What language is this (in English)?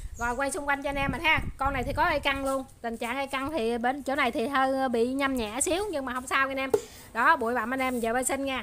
Vietnamese